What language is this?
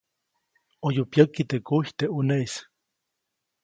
Copainalá Zoque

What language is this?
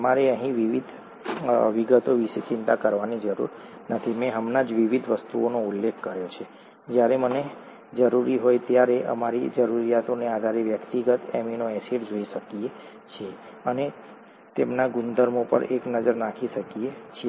Gujarati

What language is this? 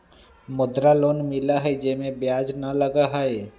Magahi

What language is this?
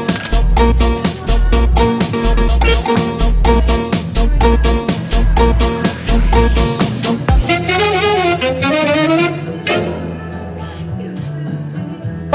Greek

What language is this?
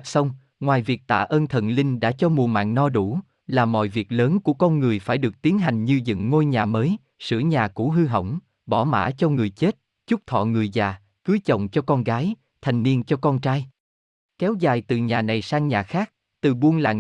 Vietnamese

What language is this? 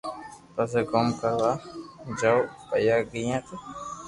Loarki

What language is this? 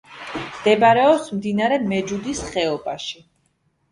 Georgian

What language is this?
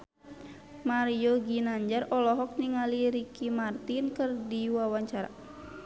Sundanese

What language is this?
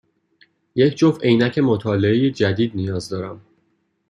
Persian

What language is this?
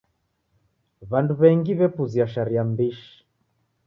Taita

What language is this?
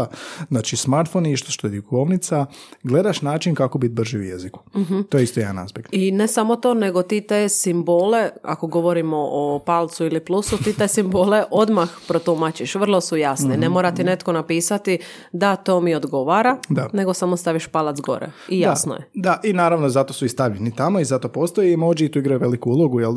Croatian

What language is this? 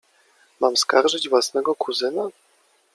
Polish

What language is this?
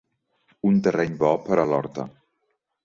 Catalan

